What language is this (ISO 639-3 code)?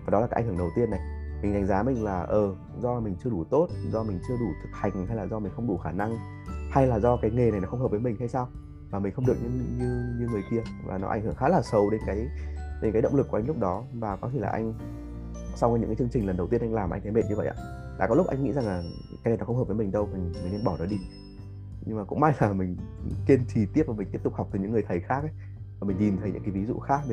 vie